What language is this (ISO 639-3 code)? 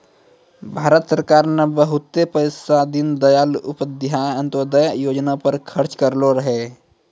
mai